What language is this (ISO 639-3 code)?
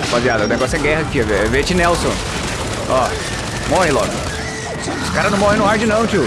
por